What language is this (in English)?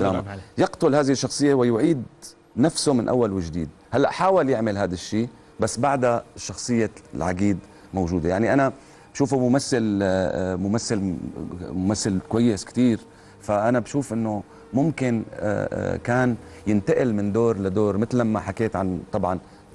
Arabic